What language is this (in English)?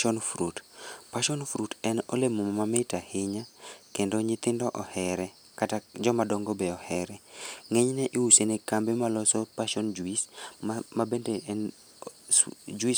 Luo (Kenya and Tanzania)